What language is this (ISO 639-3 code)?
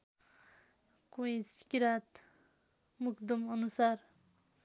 nep